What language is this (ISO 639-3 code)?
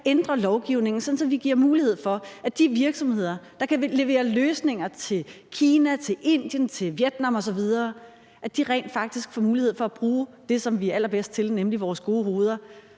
dan